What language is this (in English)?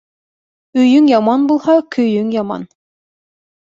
Bashkir